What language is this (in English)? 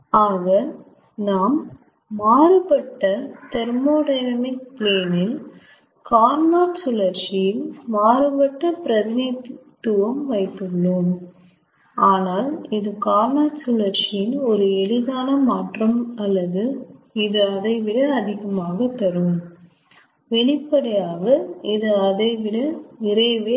Tamil